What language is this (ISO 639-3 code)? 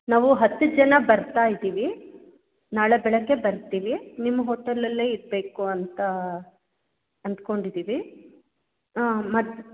kan